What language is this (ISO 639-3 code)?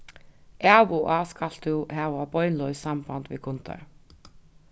fao